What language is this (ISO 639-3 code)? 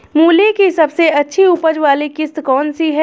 hin